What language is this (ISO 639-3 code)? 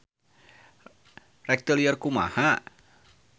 sun